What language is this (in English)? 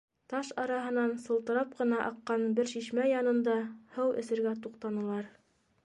Bashkir